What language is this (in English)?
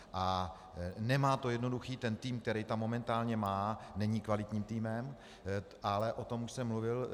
Czech